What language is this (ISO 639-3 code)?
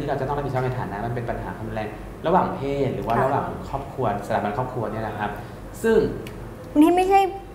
tha